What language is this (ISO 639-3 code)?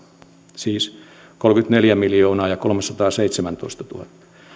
fin